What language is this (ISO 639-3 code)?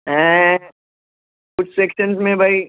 snd